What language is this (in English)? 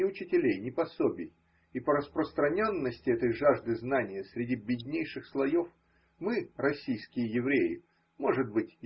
Russian